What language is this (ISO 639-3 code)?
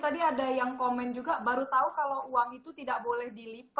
ind